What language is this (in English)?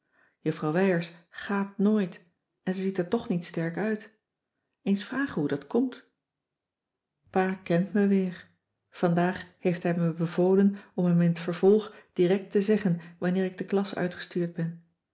Dutch